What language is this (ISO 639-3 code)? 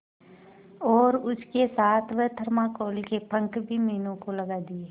hin